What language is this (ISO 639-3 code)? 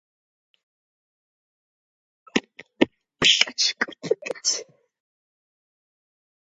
kat